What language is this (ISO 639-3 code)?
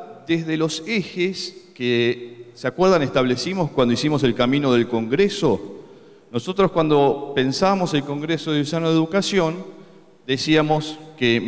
spa